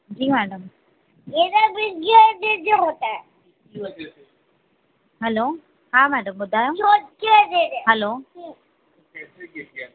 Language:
Sindhi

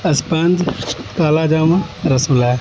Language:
Urdu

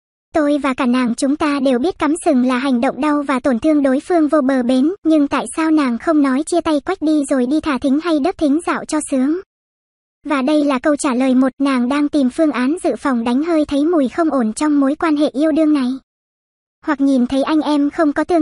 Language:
Vietnamese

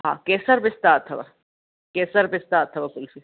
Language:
Sindhi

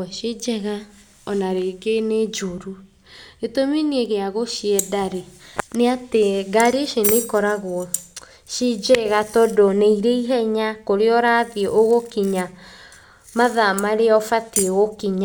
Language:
Kikuyu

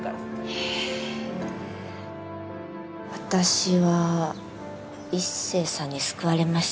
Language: Japanese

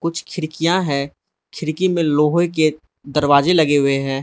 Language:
Hindi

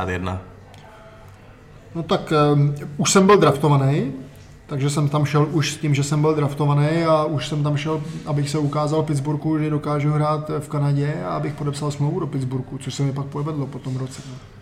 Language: Czech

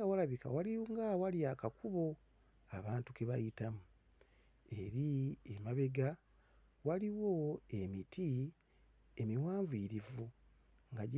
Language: Ganda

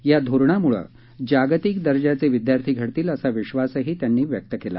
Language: Marathi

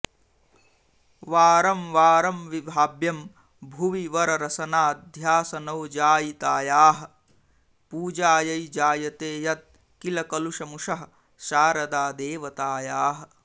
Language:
Sanskrit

